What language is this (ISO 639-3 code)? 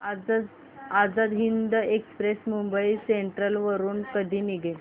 mar